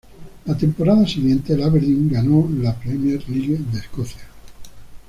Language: Spanish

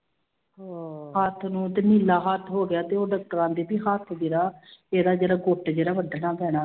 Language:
Punjabi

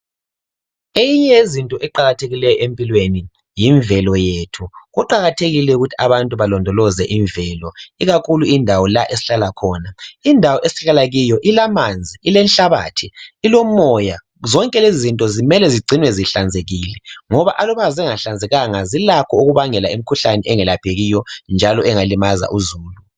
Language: North Ndebele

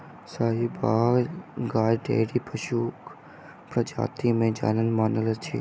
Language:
Maithili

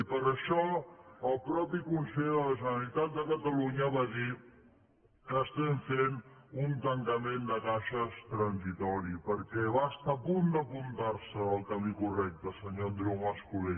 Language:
Catalan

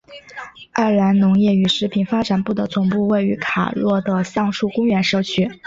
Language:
Chinese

